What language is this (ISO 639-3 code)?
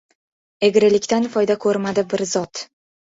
uzb